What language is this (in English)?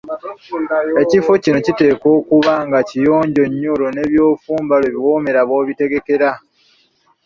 Ganda